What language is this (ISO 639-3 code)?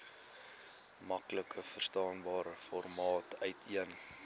afr